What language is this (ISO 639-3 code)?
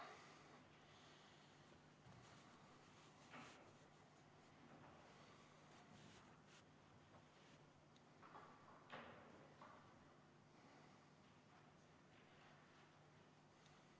est